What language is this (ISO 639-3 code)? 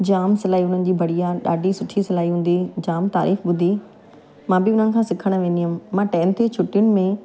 snd